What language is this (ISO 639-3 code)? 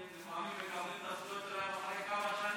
heb